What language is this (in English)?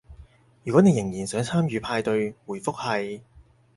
Cantonese